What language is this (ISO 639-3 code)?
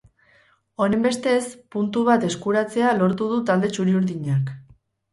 eus